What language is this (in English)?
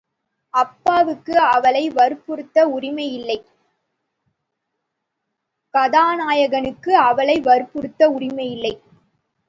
Tamil